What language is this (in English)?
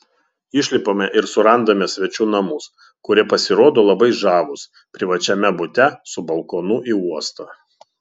Lithuanian